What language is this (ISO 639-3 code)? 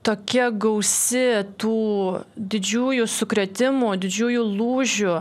lit